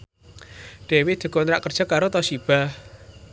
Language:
Javanese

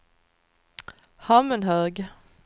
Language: Swedish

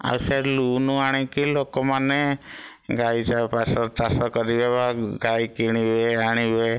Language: Odia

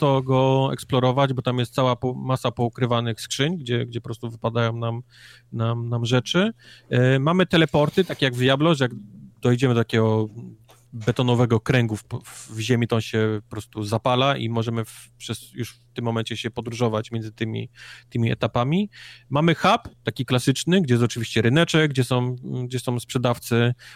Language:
Polish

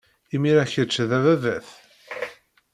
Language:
Kabyle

